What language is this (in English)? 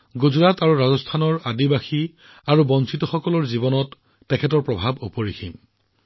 Assamese